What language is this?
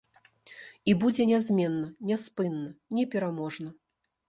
Belarusian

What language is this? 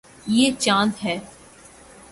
Urdu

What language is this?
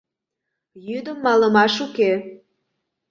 Mari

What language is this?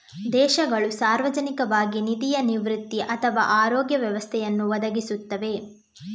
Kannada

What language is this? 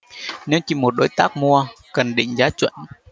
Vietnamese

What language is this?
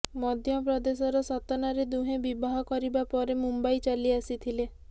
Odia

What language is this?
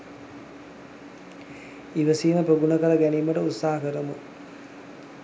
Sinhala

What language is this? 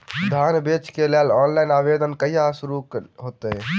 Maithili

